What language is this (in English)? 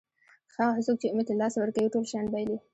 Pashto